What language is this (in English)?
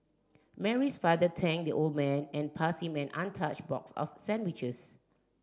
English